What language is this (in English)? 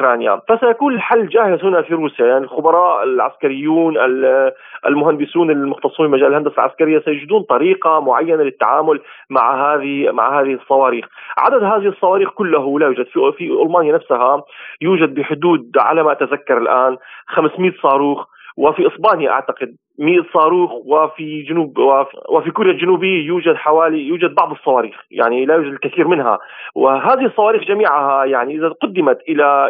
Arabic